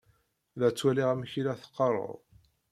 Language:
Kabyle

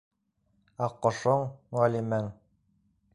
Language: Bashkir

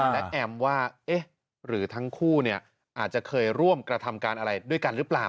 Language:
Thai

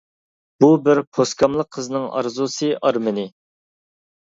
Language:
Uyghur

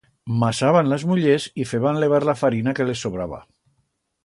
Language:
Aragonese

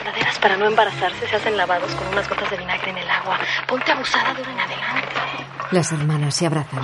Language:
Spanish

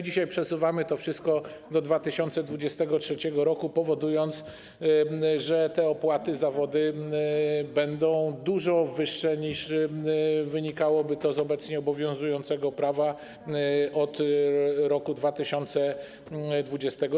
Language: Polish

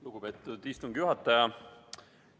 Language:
Estonian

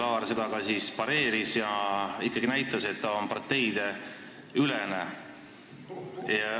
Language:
Estonian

